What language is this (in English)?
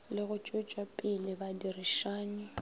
Northern Sotho